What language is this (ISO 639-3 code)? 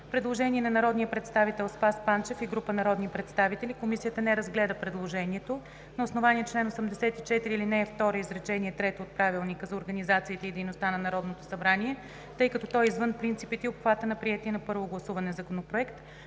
bul